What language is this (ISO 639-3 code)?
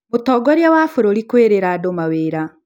kik